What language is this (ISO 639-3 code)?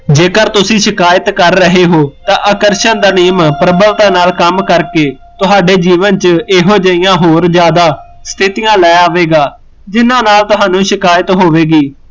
pan